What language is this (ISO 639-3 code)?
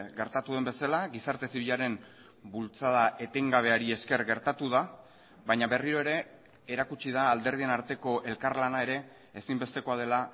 eus